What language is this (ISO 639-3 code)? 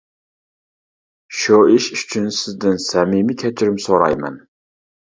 uig